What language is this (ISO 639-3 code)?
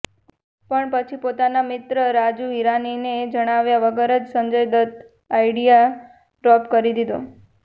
guj